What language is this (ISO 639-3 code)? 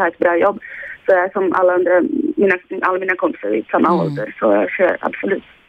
swe